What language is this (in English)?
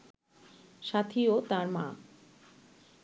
Bangla